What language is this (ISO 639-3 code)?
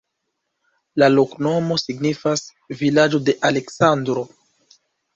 epo